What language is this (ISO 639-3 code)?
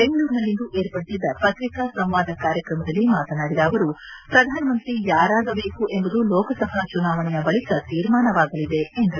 kan